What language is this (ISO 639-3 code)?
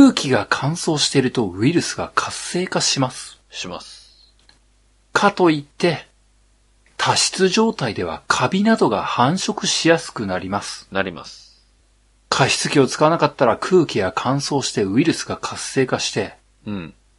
jpn